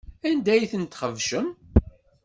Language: Kabyle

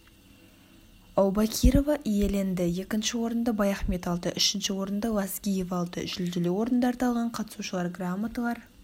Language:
Kazakh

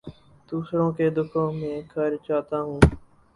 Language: Urdu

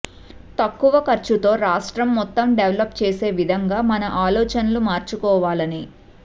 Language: Telugu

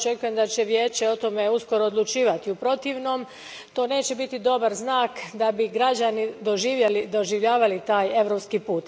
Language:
Croatian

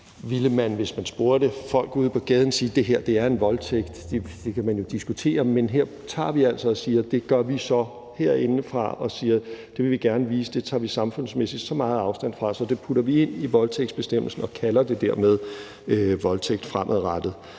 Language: Danish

